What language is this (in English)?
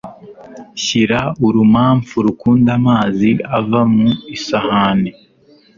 Kinyarwanda